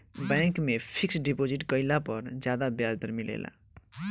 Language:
Bhojpuri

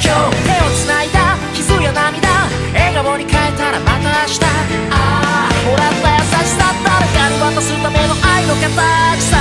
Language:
Korean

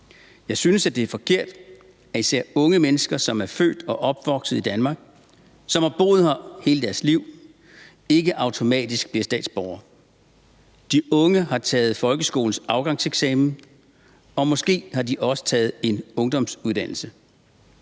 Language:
Danish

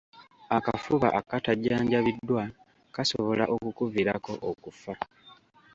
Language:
Ganda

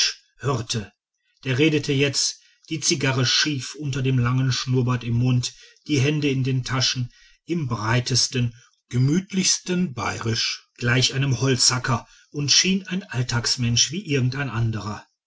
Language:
German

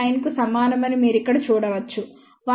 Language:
Telugu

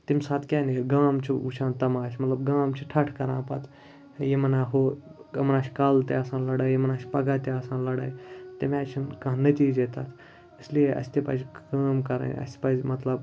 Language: Kashmiri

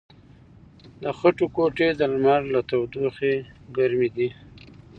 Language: Pashto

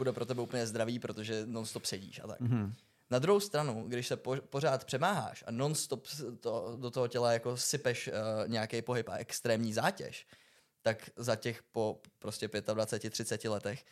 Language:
Czech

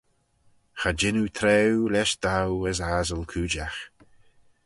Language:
Manx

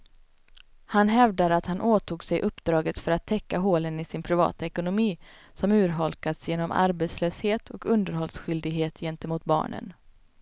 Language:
Swedish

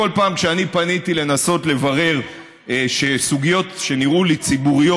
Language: Hebrew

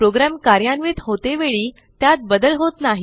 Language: Marathi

